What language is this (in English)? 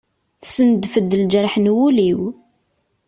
Kabyle